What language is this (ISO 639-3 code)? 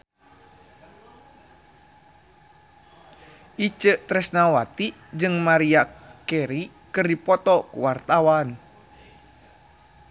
sun